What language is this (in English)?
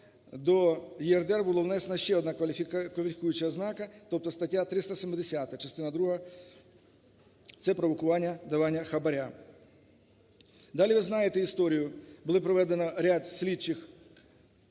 Ukrainian